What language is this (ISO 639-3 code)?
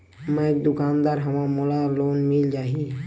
hne